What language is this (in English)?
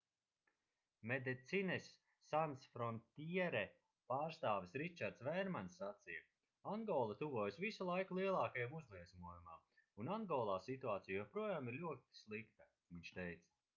Latvian